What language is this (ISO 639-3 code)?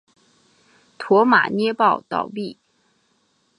zho